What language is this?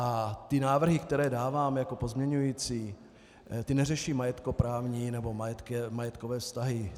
Czech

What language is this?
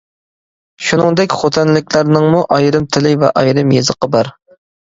Uyghur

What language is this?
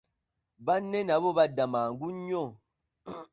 Ganda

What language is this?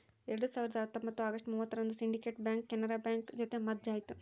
Kannada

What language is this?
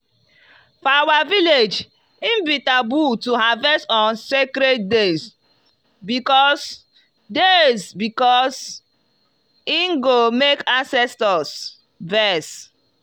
Nigerian Pidgin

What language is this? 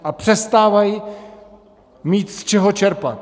Czech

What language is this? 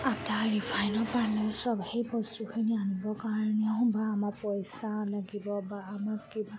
Assamese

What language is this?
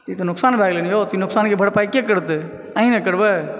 Maithili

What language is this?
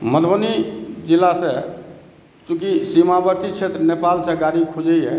Maithili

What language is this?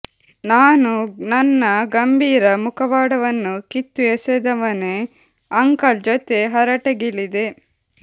Kannada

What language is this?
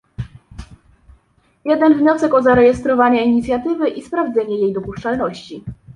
Polish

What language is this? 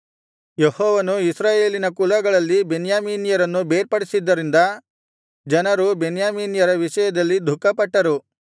Kannada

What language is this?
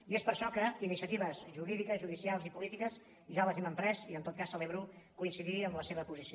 Catalan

